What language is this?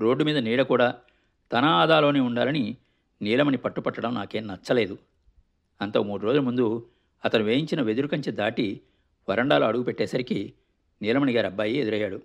Telugu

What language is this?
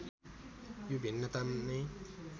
Nepali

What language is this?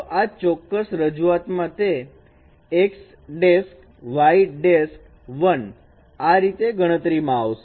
Gujarati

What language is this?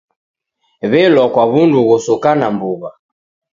Taita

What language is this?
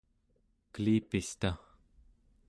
Central Yupik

